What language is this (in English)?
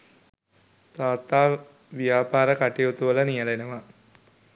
Sinhala